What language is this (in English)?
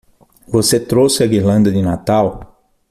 Portuguese